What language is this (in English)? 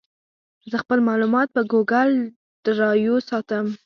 Pashto